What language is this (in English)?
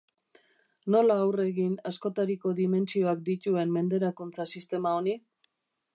Basque